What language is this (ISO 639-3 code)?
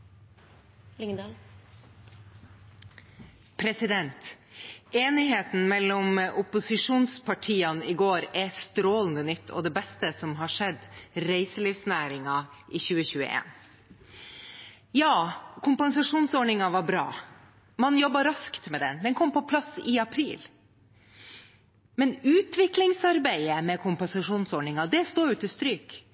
nob